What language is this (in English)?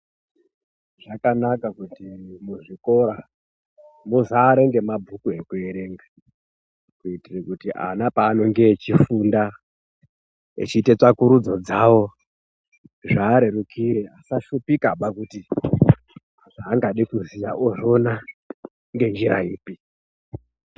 Ndau